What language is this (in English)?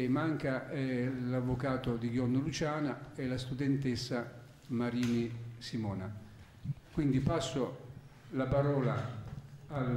Italian